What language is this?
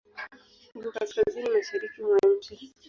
Swahili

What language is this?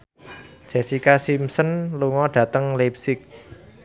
Javanese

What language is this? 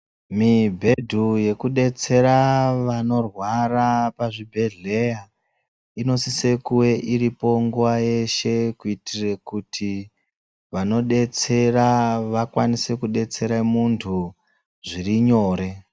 Ndau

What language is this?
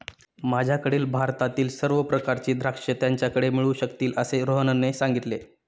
Marathi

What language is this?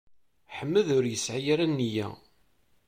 Kabyle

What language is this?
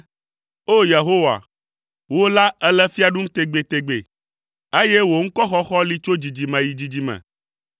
Ewe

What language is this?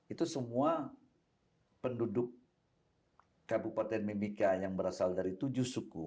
Indonesian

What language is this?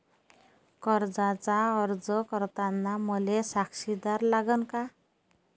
Marathi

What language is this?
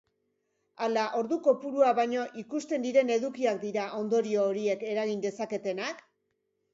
Basque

